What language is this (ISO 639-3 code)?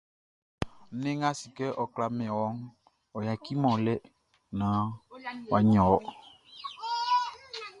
bci